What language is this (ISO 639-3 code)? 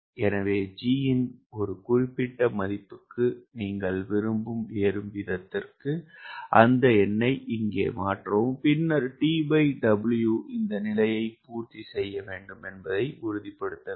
tam